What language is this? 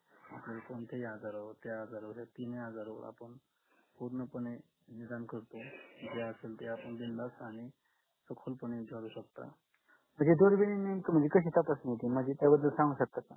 Marathi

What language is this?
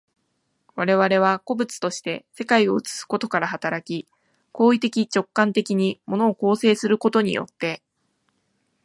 Japanese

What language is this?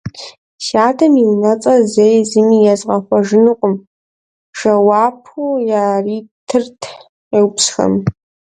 Kabardian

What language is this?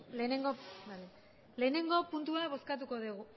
Basque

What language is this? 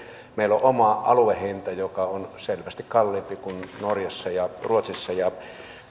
Finnish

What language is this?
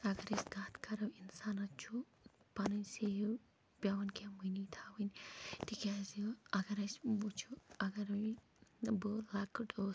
Kashmiri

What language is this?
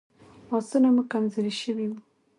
Pashto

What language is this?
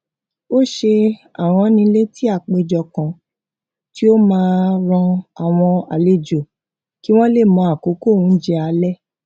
Yoruba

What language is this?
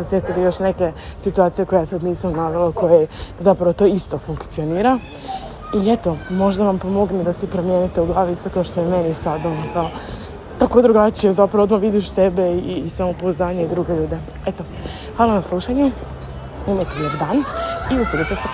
Croatian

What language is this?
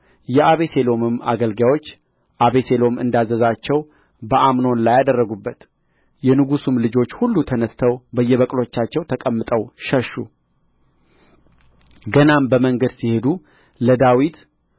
Amharic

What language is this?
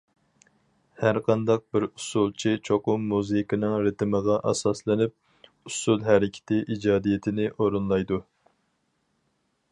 Uyghur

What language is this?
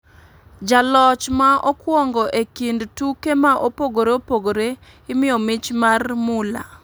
Luo (Kenya and Tanzania)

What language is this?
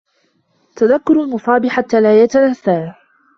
Arabic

